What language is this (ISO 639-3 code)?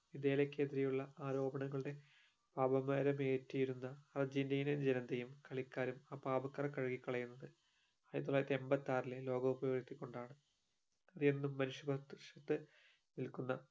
mal